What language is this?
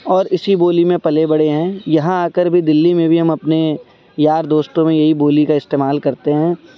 Urdu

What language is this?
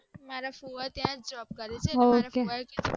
Gujarati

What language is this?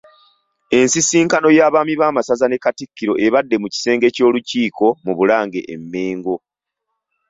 Ganda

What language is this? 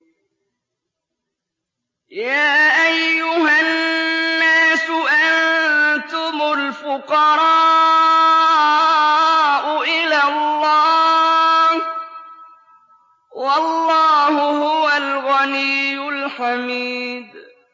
Arabic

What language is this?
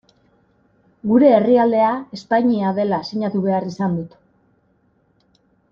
Basque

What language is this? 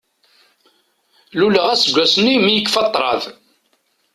Kabyle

